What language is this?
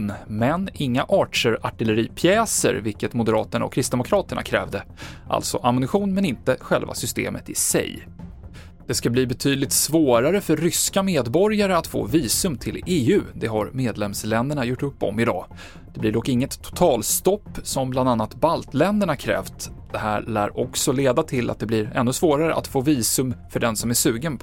Swedish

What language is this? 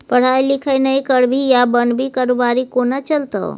Maithili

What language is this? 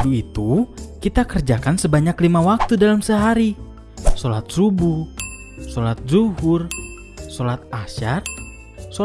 Indonesian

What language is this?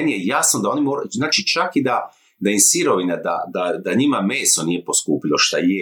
Croatian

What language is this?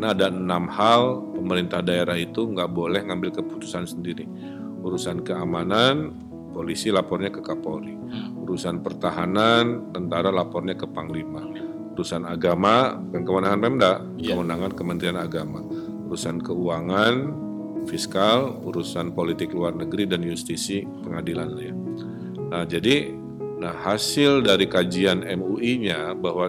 Indonesian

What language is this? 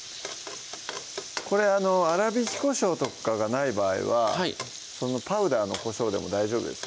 Japanese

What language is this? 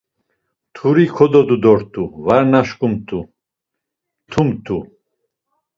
Laz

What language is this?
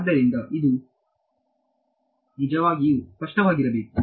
Kannada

